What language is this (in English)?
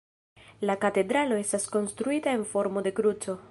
Esperanto